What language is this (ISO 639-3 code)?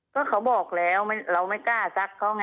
tha